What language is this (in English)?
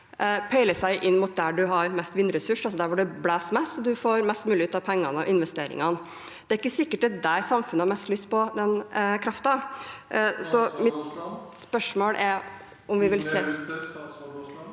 Norwegian